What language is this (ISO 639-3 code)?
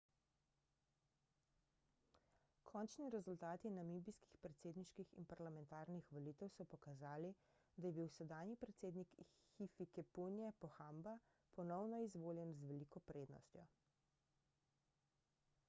slv